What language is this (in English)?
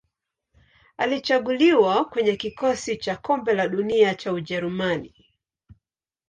Swahili